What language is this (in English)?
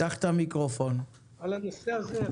Hebrew